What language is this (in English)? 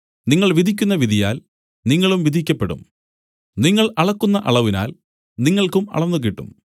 Malayalam